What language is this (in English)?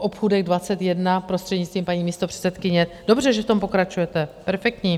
Czech